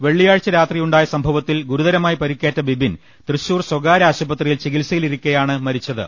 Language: Malayalam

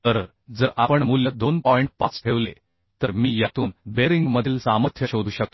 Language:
Marathi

